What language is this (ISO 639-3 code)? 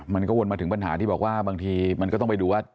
tha